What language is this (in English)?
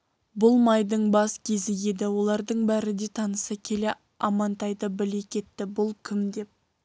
Kazakh